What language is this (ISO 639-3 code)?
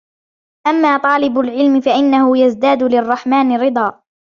ara